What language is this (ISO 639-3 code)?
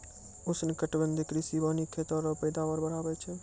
mai